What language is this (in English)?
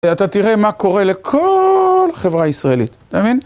Hebrew